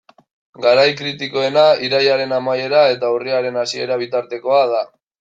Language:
Basque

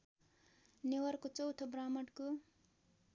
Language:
Nepali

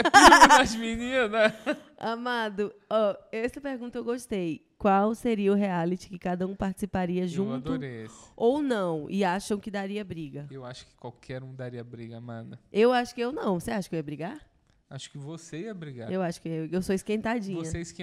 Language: Portuguese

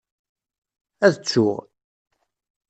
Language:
Kabyle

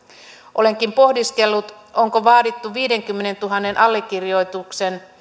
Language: Finnish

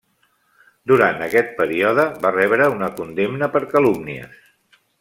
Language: Catalan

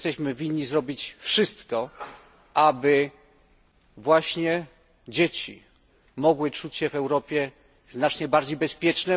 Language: Polish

